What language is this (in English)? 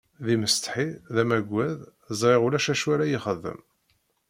Kabyle